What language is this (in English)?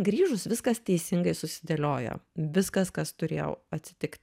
Lithuanian